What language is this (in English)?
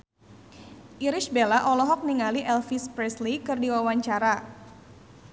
Sundanese